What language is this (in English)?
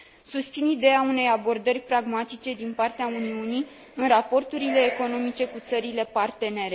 Romanian